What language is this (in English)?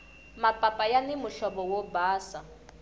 Tsonga